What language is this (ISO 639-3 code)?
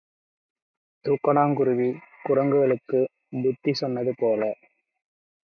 tam